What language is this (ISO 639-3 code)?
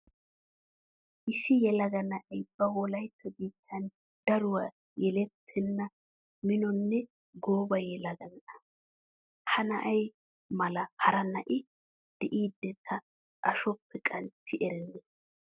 wal